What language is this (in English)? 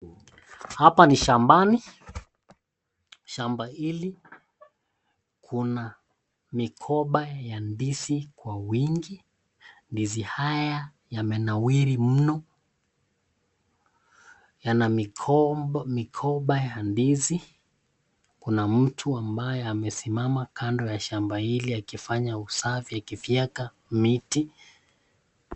Swahili